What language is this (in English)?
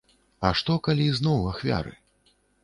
Belarusian